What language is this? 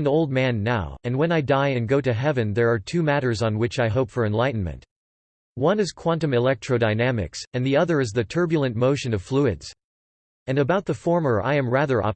English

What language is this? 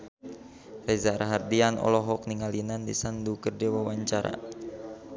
Sundanese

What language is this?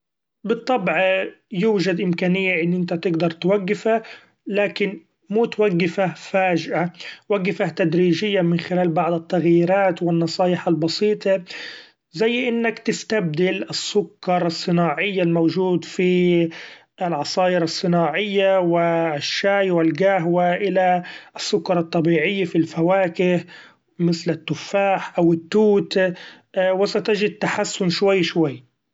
Gulf Arabic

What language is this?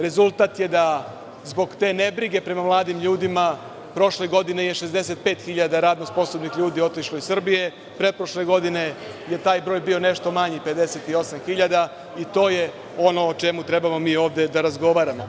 Serbian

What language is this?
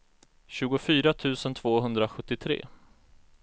Swedish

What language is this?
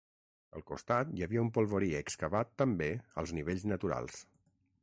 Catalan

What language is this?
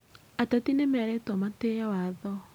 Kikuyu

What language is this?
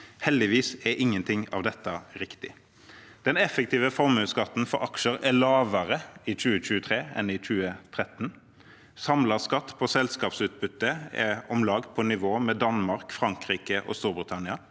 Norwegian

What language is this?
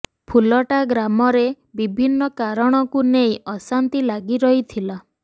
Odia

